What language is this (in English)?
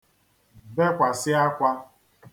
Igbo